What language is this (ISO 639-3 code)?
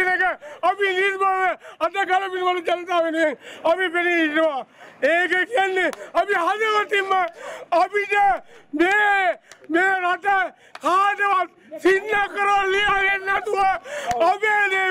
tur